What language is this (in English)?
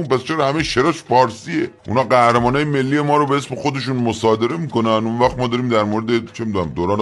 Persian